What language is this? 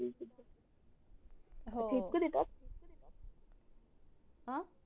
Marathi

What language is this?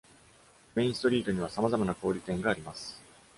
Japanese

